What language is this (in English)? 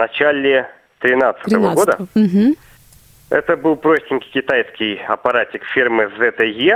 Russian